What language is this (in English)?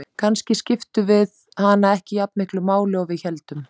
Icelandic